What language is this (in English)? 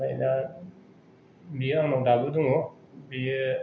Bodo